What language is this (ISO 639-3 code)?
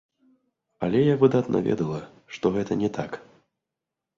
bel